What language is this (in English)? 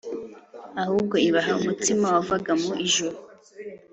Kinyarwanda